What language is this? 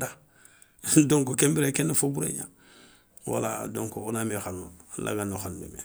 Soninke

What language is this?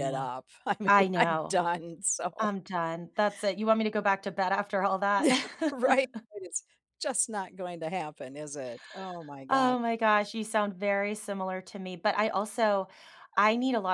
English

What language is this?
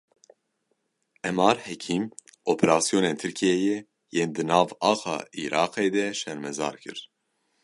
Kurdish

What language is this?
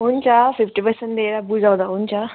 Nepali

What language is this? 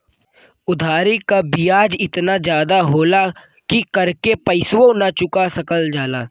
Bhojpuri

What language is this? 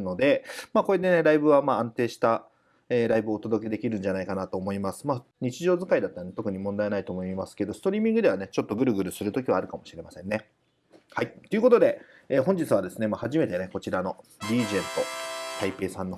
Japanese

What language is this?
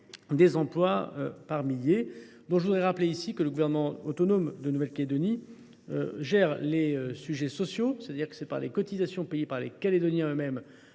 French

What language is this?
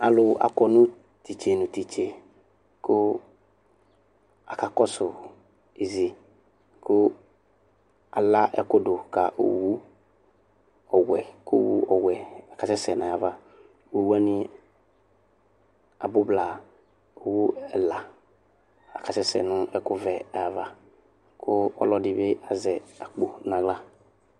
Ikposo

